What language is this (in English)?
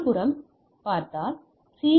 Tamil